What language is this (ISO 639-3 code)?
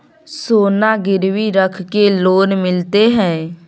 mai